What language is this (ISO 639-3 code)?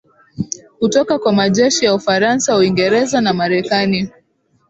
swa